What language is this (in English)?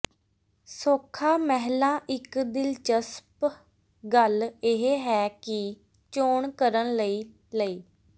Punjabi